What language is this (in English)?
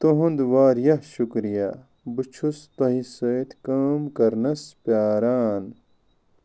Kashmiri